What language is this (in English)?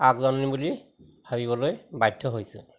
Assamese